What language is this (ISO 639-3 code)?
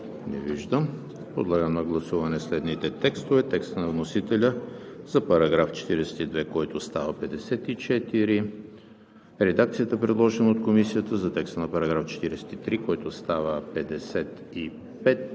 bul